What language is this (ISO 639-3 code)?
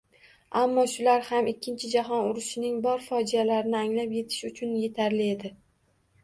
uzb